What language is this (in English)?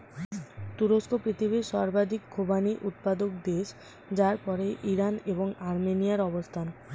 Bangla